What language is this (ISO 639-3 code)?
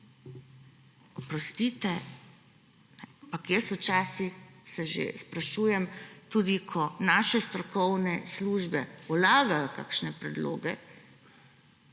slv